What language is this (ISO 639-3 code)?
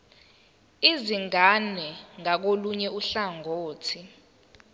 zul